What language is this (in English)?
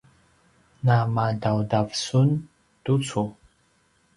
Paiwan